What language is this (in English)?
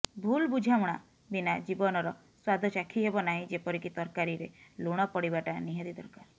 Odia